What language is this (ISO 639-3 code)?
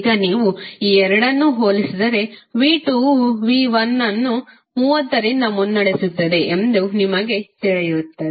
kan